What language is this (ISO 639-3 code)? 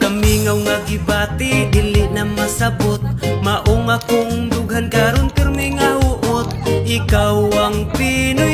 ind